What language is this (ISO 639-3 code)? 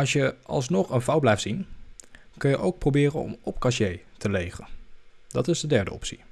nld